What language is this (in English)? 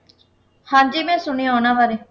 Punjabi